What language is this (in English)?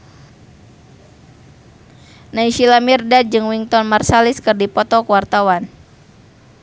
Sundanese